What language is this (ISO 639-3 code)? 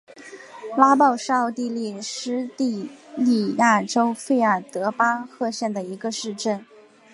zho